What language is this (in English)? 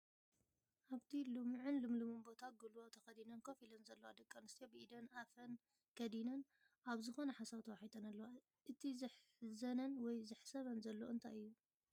Tigrinya